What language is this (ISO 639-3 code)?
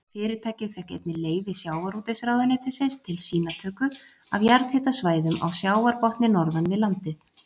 isl